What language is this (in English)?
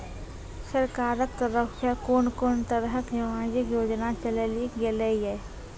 Maithili